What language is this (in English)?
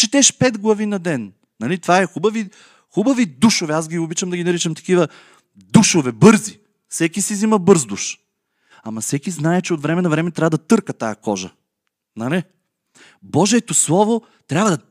Bulgarian